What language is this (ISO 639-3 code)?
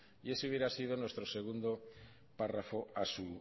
spa